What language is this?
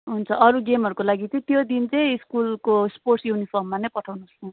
Nepali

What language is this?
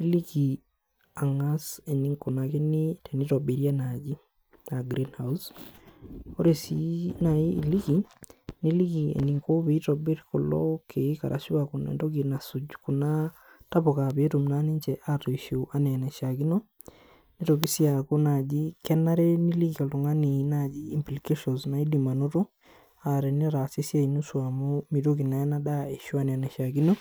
Masai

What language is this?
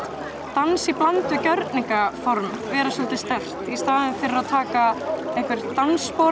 Icelandic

